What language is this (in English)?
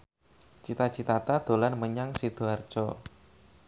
Javanese